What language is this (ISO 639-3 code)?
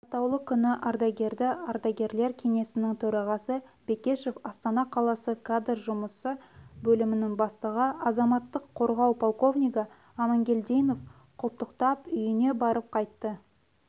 kaz